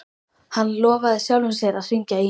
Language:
Icelandic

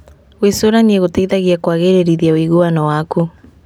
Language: Kikuyu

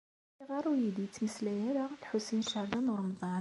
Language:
Kabyle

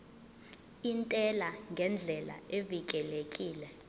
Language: Zulu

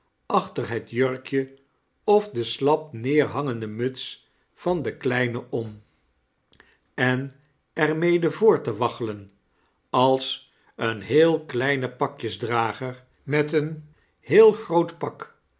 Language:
Dutch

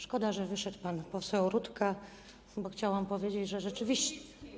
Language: Polish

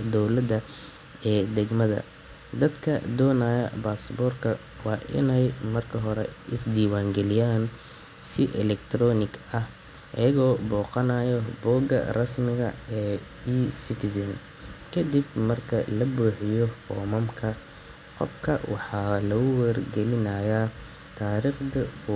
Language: Somali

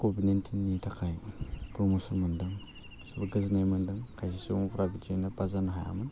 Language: Bodo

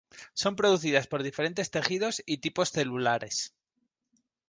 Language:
Spanish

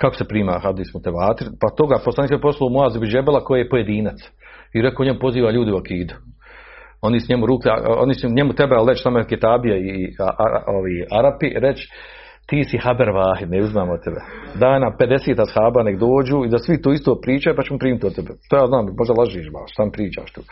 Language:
Croatian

